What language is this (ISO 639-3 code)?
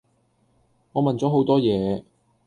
yue